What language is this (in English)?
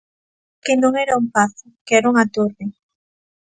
Galician